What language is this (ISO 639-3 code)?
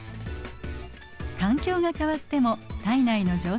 jpn